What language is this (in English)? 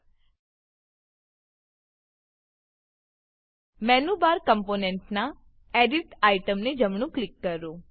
Gujarati